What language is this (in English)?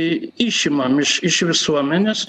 Lithuanian